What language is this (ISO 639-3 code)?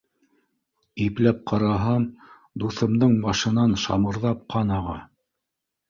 bak